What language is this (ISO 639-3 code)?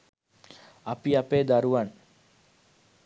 sin